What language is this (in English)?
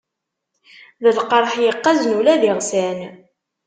Kabyle